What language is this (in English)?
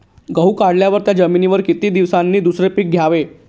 Marathi